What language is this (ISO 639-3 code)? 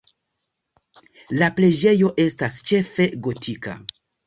epo